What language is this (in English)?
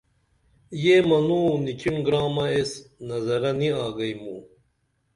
Dameli